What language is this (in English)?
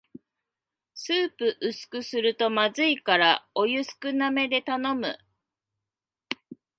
Japanese